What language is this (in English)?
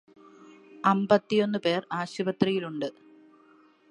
Malayalam